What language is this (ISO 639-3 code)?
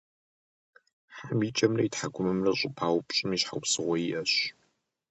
kbd